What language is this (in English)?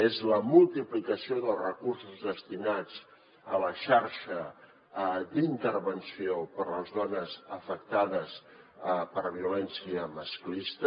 Catalan